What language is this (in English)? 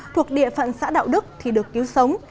Vietnamese